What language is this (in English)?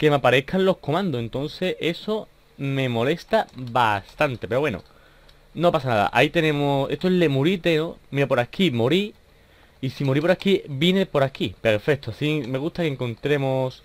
Spanish